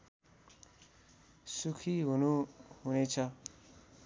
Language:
Nepali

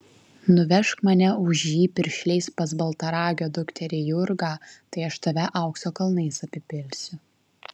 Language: Lithuanian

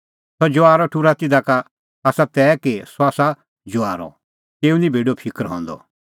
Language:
Kullu Pahari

